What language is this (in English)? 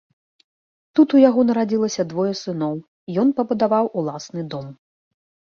Belarusian